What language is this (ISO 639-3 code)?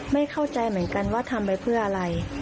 tha